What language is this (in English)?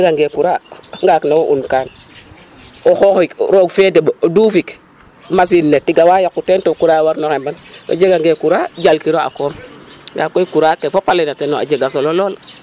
Serer